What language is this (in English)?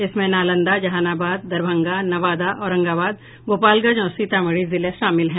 Hindi